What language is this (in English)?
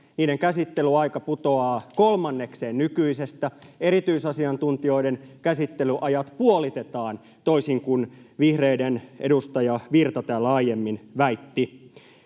Finnish